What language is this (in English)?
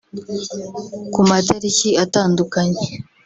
Kinyarwanda